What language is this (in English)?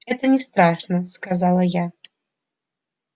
Russian